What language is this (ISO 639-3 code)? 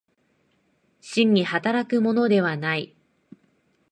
jpn